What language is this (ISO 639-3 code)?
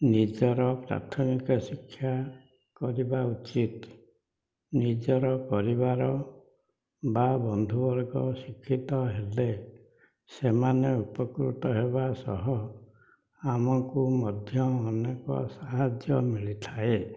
ori